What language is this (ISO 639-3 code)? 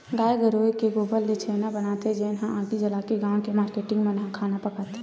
hne